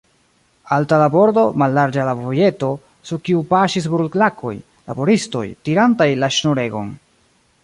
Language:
Esperanto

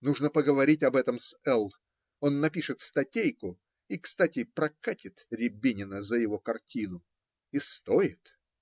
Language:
Russian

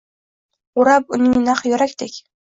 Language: Uzbek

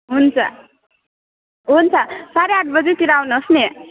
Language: Nepali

